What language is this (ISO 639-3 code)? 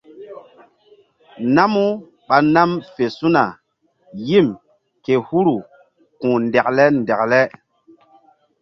mdd